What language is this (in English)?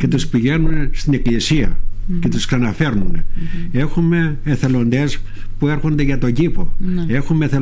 Greek